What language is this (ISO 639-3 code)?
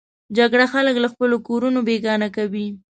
pus